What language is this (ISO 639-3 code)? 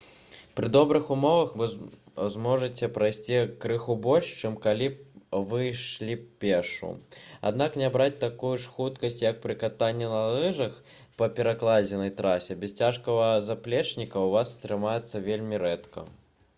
bel